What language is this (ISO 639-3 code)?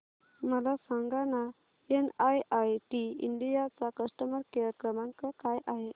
mar